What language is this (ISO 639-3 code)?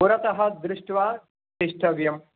san